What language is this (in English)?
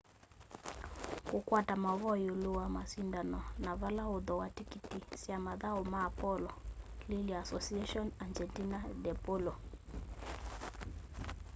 Kamba